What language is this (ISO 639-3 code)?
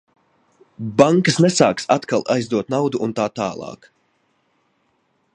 lav